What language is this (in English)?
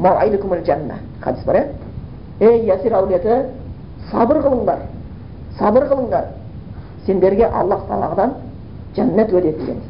Bulgarian